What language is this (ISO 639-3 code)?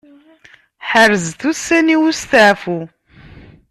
kab